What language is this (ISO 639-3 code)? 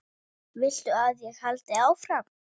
isl